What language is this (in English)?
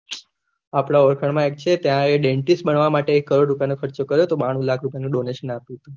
Gujarati